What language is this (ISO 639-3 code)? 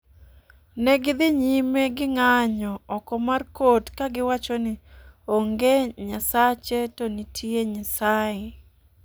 luo